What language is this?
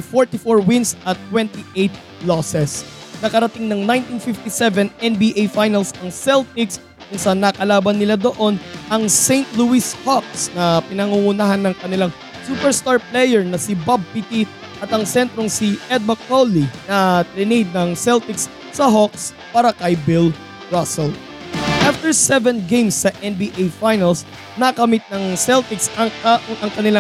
Filipino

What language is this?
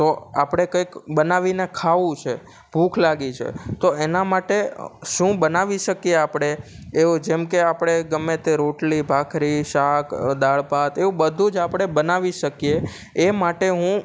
Gujarati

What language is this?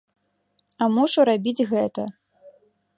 Belarusian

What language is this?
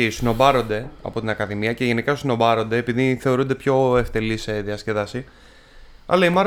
Greek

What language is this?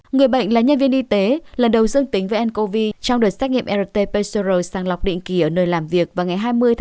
Vietnamese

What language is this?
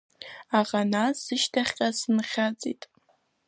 Abkhazian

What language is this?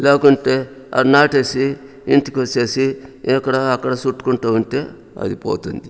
Telugu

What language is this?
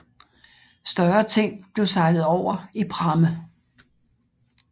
Danish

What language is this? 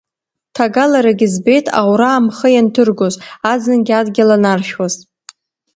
Abkhazian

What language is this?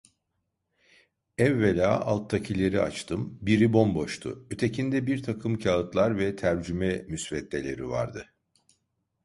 Turkish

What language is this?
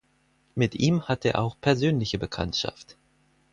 German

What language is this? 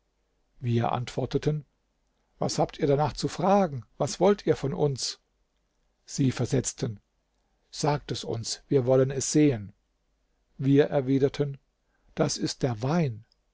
German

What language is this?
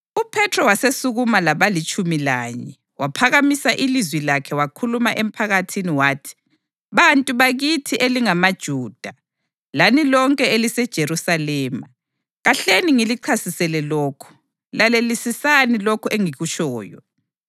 North Ndebele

